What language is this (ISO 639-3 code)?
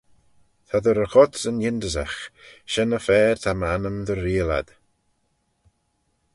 glv